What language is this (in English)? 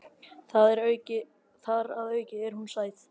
Icelandic